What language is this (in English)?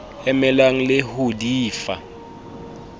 Southern Sotho